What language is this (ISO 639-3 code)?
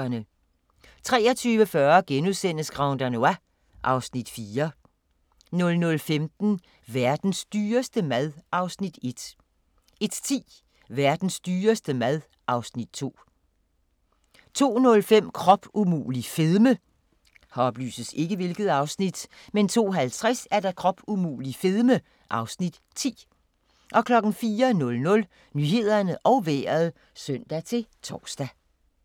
dan